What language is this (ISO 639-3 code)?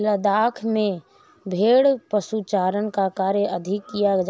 hin